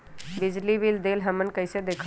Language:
Magahi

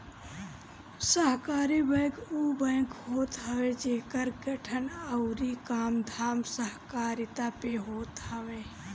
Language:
Bhojpuri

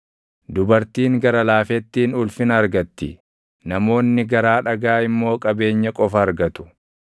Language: Oromo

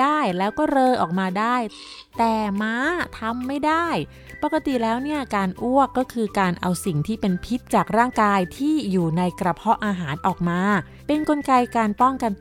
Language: Thai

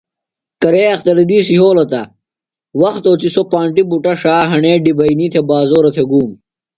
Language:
Phalura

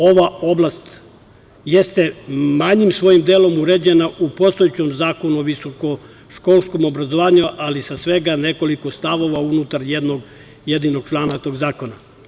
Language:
Serbian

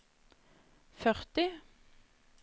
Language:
Norwegian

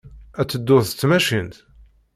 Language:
Kabyle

